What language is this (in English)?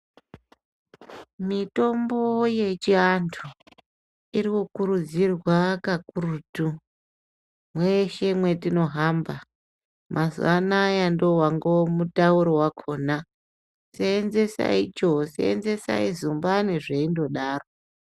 Ndau